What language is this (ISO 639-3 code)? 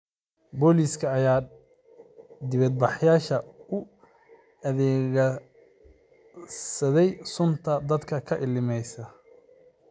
som